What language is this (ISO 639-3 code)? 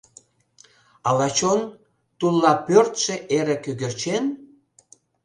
chm